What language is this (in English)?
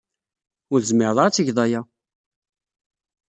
Kabyle